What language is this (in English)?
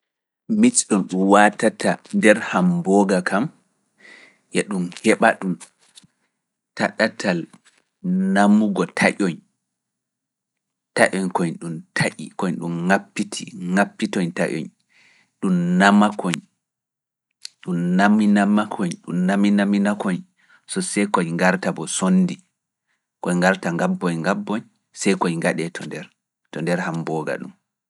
Fula